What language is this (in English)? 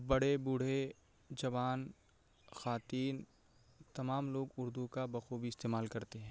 Urdu